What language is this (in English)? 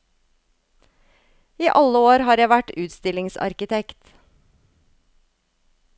Norwegian